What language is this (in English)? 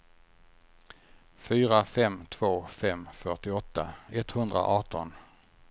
Swedish